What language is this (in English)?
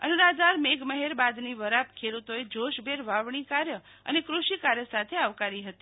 Gujarati